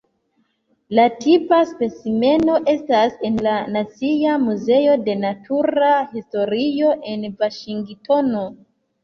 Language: Esperanto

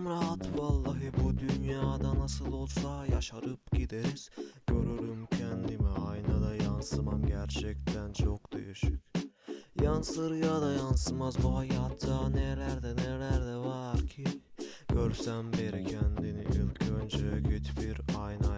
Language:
Turkish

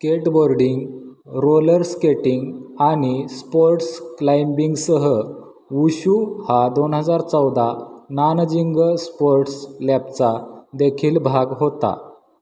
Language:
Marathi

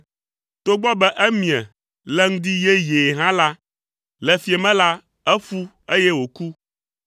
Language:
Ewe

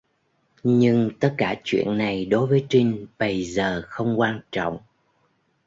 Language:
Vietnamese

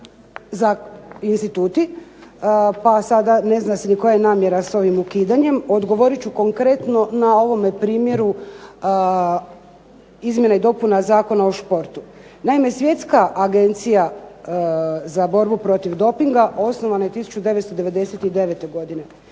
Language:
Croatian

